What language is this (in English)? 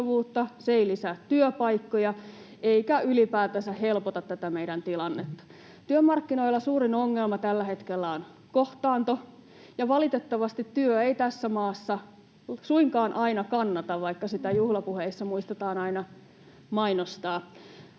Finnish